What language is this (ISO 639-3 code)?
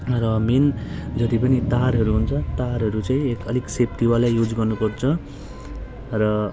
nep